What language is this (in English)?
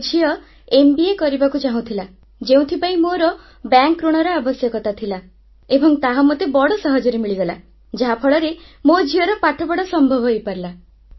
Odia